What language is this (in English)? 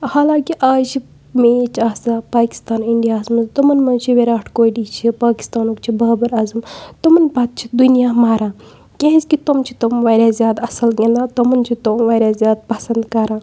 Kashmiri